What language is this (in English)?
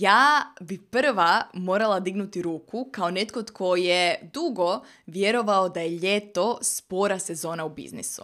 Croatian